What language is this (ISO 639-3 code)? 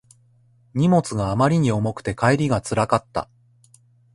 jpn